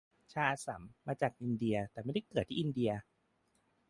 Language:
Thai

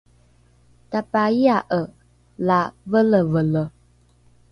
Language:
Rukai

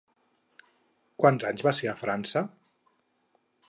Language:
Catalan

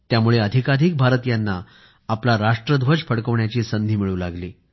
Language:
Marathi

